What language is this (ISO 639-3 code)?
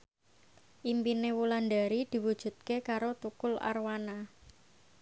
jav